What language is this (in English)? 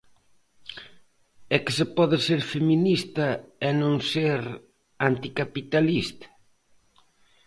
Galician